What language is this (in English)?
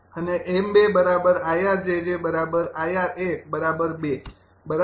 Gujarati